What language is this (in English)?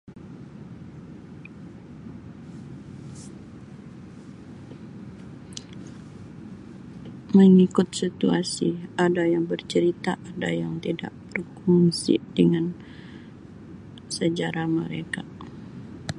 Sabah Malay